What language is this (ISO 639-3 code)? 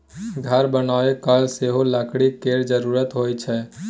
mai